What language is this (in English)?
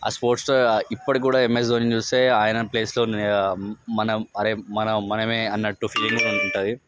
Telugu